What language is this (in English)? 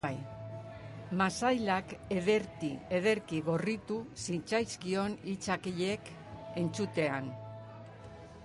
Basque